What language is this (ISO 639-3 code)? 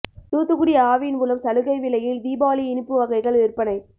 tam